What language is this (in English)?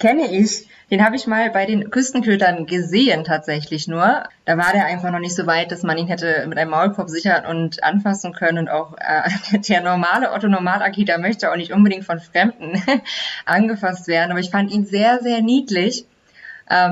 German